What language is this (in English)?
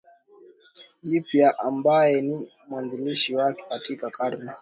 Swahili